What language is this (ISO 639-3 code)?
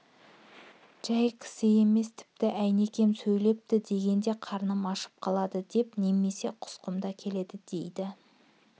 kaz